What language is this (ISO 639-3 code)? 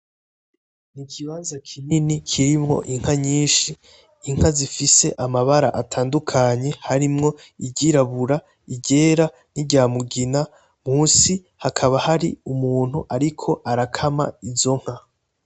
run